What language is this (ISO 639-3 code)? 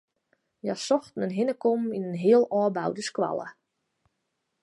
fry